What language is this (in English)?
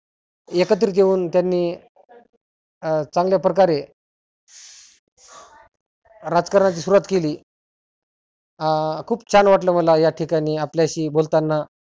Marathi